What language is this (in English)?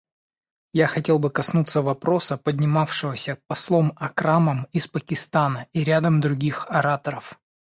Russian